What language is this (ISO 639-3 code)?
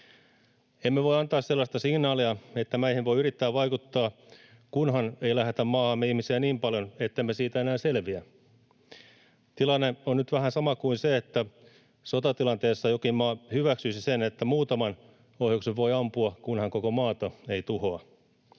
fin